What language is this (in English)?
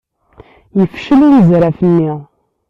Kabyle